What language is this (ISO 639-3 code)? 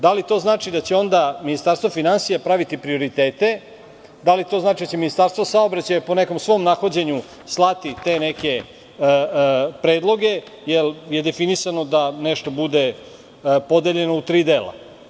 srp